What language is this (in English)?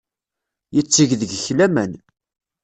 Kabyle